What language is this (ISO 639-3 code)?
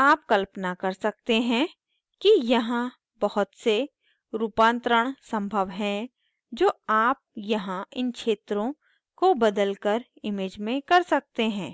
hin